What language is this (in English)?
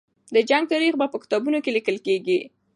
Pashto